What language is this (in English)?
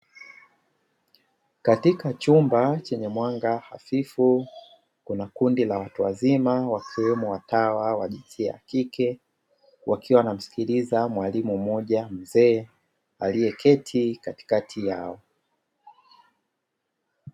Swahili